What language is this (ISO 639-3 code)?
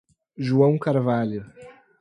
por